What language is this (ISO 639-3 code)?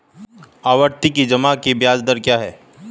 hin